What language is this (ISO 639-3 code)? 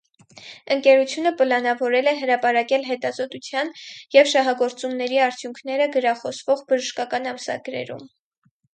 hye